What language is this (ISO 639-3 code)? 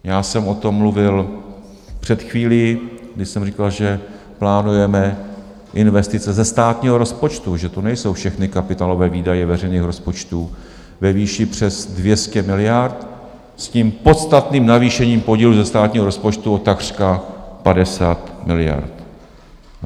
ces